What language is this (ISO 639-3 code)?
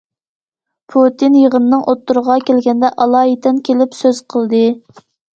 uig